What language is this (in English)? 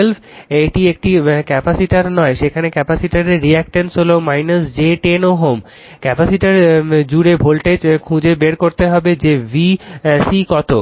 Bangla